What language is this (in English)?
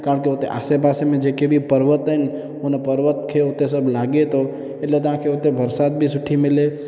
Sindhi